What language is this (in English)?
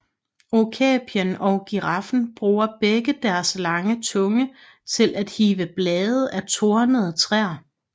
Danish